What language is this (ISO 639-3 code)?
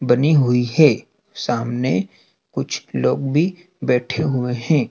hin